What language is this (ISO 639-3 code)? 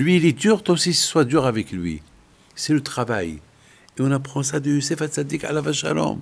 fra